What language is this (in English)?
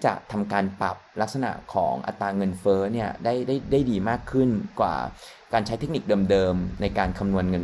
Thai